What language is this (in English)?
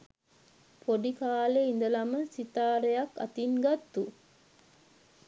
Sinhala